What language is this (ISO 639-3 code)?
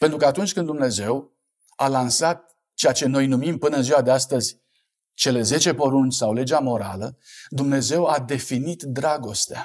ron